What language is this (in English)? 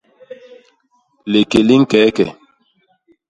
Basaa